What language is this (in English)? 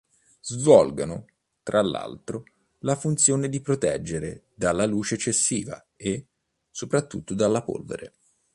Italian